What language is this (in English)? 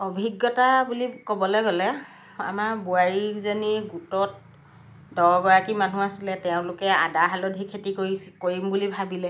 Assamese